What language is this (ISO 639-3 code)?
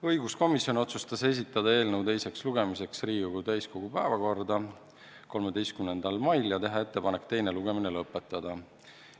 est